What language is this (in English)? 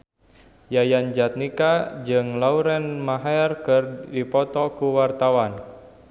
Sundanese